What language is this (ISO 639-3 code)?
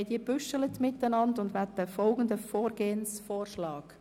gsw